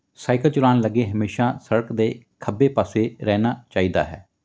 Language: Punjabi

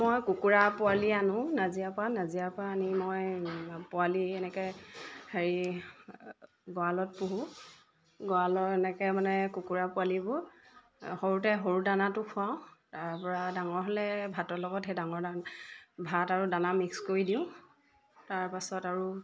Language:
Assamese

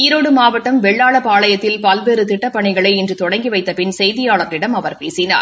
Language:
Tamil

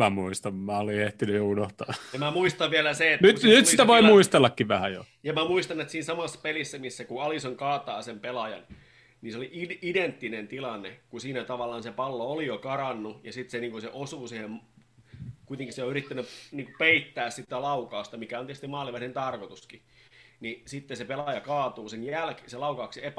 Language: Finnish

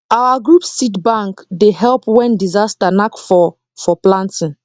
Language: Nigerian Pidgin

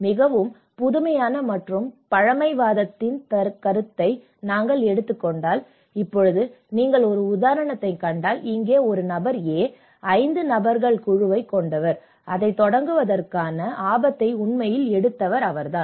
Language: Tamil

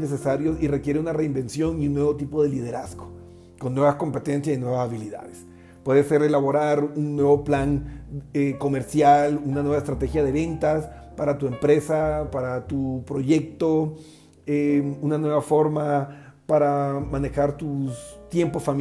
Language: Spanish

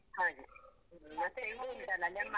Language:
Kannada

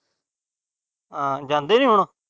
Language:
Punjabi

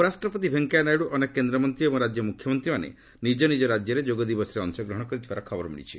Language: Odia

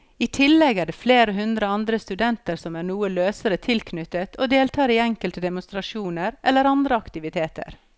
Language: Norwegian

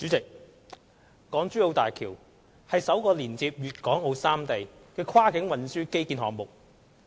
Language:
Cantonese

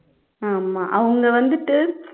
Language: Tamil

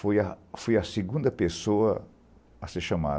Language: Portuguese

